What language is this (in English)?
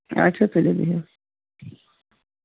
Kashmiri